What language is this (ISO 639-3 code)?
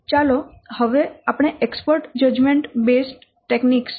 guj